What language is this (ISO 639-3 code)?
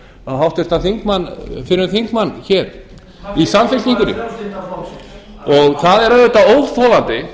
isl